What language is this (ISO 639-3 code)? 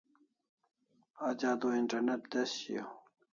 kls